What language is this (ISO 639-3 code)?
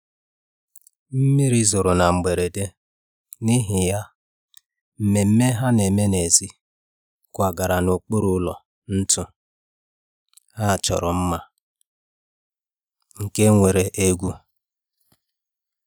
ibo